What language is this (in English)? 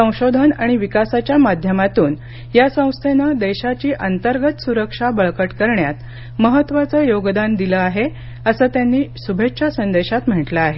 Marathi